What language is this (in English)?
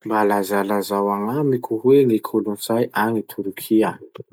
Masikoro Malagasy